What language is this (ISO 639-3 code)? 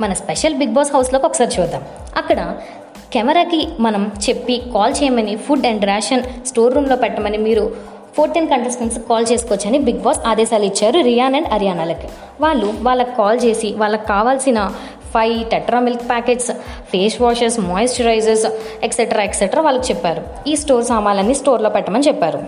tel